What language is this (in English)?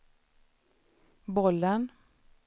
Swedish